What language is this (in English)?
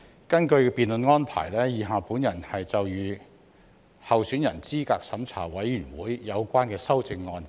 Cantonese